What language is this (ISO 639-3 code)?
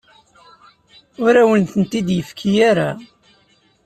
kab